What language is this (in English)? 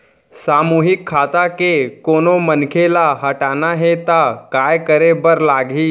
Chhattisgarhi